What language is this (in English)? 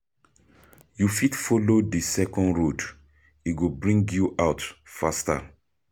Nigerian Pidgin